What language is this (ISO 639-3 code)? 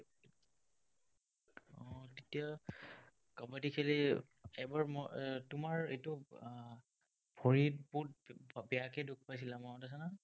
asm